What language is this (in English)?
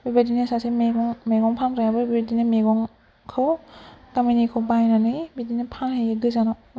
Bodo